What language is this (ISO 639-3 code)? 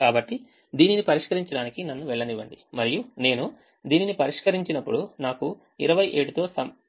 tel